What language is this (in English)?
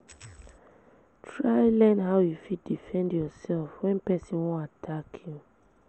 Nigerian Pidgin